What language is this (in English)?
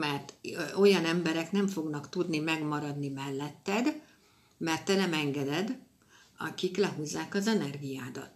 Hungarian